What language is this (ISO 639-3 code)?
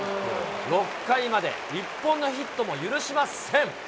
jpn